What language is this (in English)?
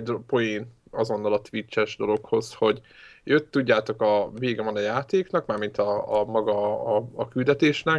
Hungarian